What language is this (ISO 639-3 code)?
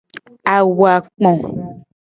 gej